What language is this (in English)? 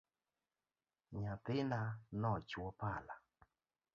Luo (Kenya and Tanzania)